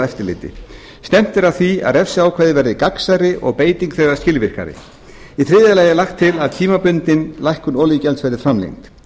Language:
Icelandic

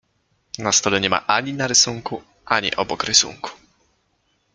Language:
Polish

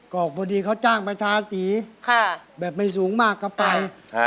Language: Thai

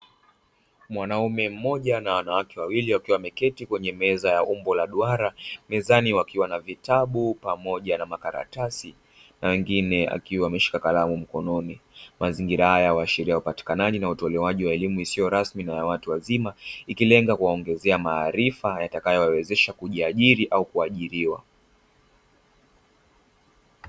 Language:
Swahili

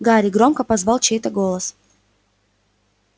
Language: Russian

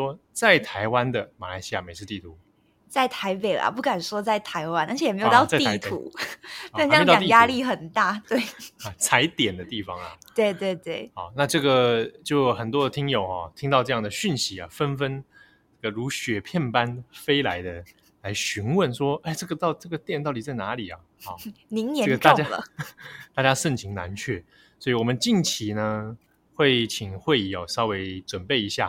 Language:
Chinese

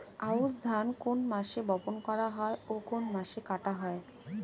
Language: Bangla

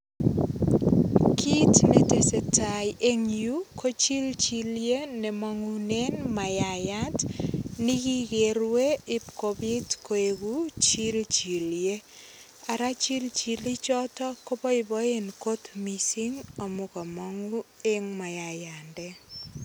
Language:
Kalenjin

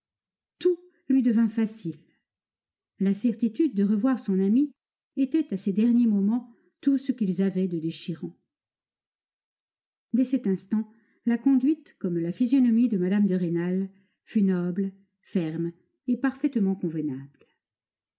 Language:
French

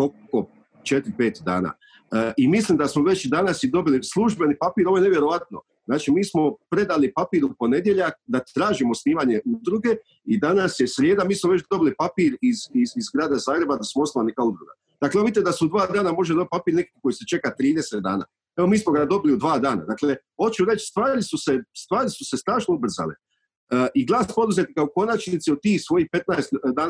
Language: Croatian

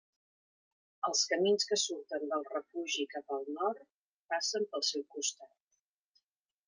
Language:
Catalan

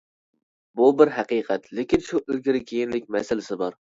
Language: Uyghur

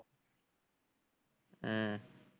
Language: Tamil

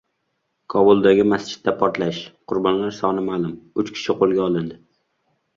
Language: Uzbek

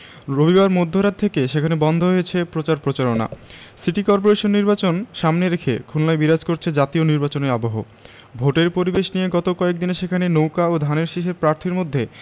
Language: Bangla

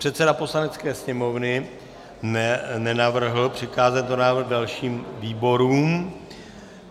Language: Czech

